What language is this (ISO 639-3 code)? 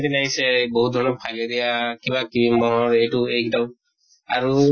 asm